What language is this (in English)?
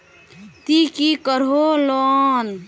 Magahi